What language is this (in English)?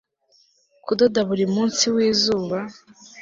Kinyarwanda